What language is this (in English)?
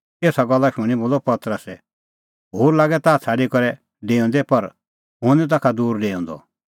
Kullu Pahari